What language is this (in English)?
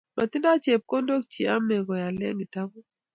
Kalenjin